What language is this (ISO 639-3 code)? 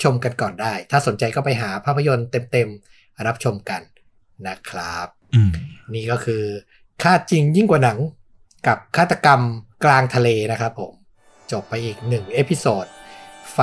tha